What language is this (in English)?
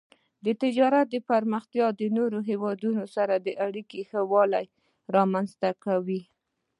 Pashto